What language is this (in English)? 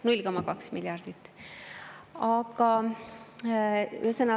Estonian